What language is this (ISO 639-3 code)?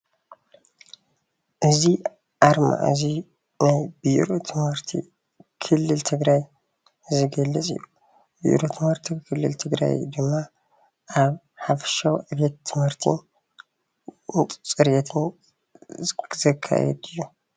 tir